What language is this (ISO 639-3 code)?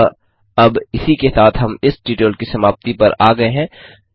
hin